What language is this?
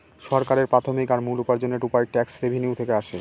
Bangla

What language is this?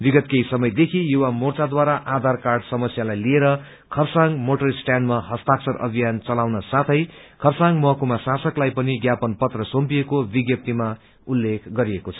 Nepali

